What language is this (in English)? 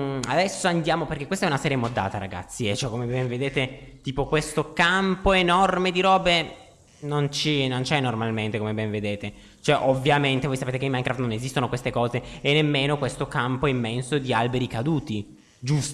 Italian